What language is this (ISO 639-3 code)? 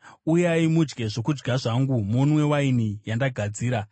sna